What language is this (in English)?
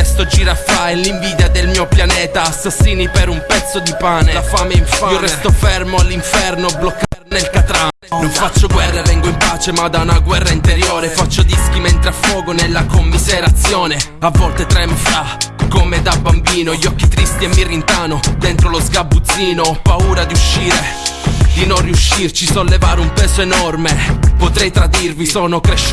Italian